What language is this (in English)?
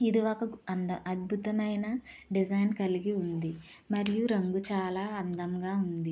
Telugu